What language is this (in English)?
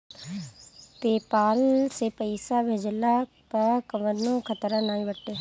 Bhojpuri